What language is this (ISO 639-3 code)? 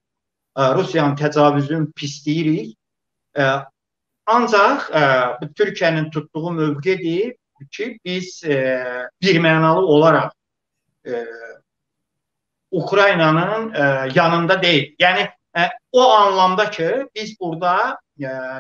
tur